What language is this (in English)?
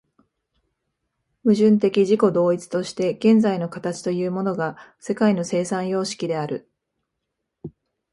Japanese